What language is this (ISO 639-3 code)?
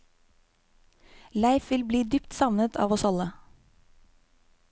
nor